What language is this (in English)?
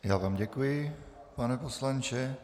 Czech